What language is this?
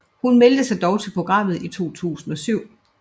Danish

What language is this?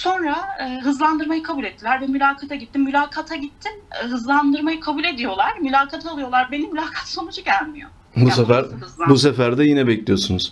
Turkish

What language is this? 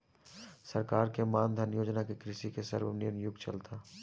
Bhojpuri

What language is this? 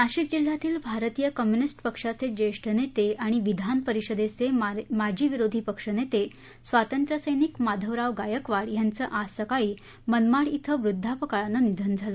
Marathi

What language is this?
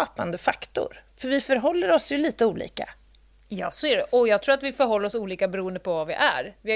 Swedish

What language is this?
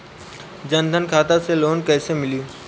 Bhojpuri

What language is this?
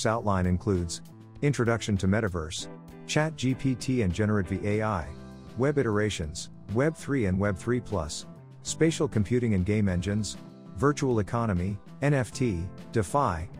English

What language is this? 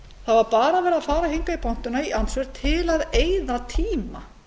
Icelandic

